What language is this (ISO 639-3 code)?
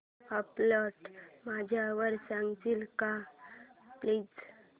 mar